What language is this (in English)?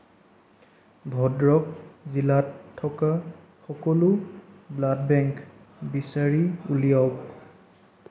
Assamese